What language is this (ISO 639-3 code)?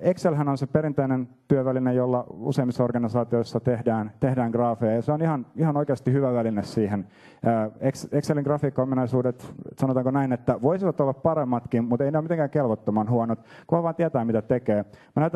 fin